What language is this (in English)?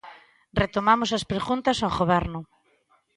Galician